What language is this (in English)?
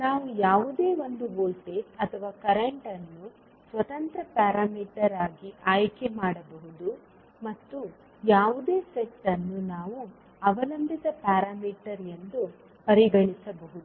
Kannada